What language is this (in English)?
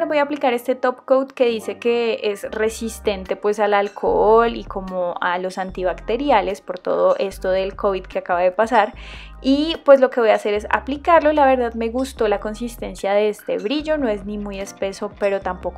Spanish